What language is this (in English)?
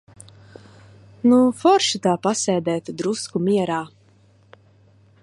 Latvian